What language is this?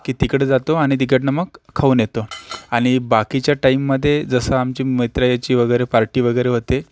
Marathi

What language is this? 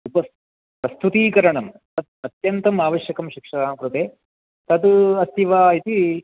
Sanskrit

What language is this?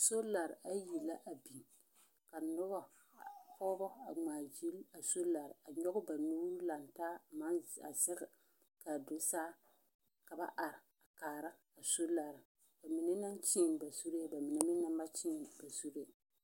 Southern Dagaare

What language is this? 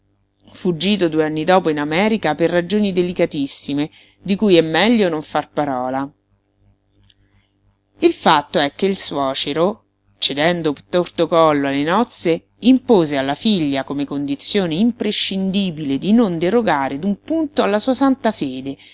Italian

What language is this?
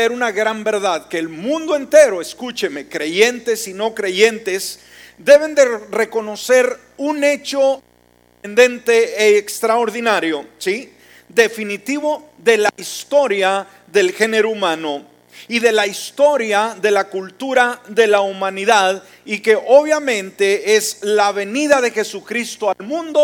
Spanish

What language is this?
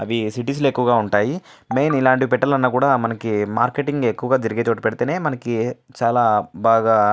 Telugu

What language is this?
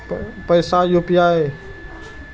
Maithili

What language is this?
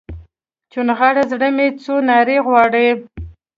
Pashto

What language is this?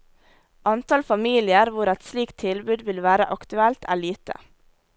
Norwegian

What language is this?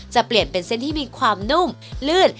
Thai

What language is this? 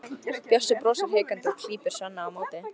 Icelandic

